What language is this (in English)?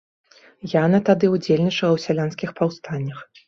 Belarusian